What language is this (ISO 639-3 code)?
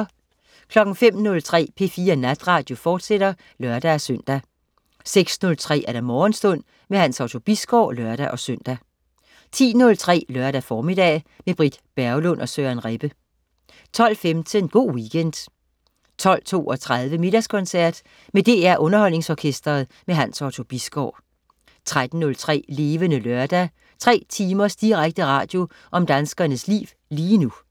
dan